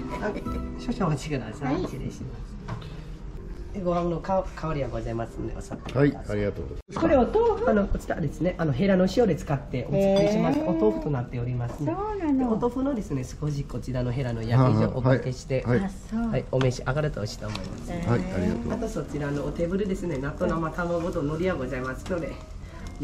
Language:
Japanese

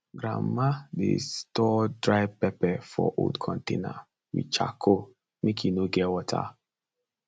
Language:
Nigerian Pidgin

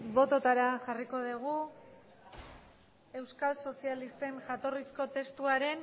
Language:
Basque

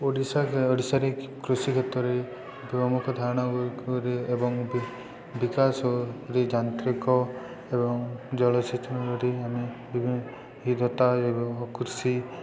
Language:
Odia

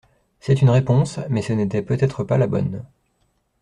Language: French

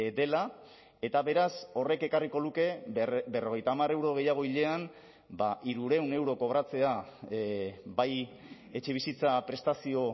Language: Basque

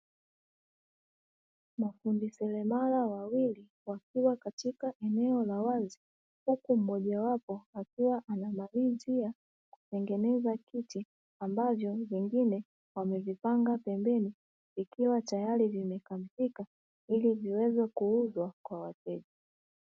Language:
Swahili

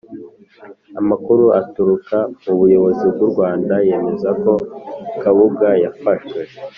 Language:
Kinyarwanda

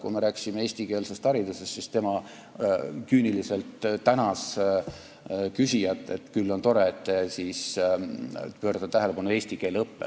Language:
Estonian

